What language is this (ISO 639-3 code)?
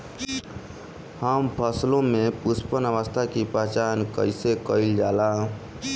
bho